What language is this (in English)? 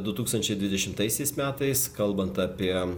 Lithuanian